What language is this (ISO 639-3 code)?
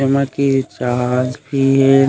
hne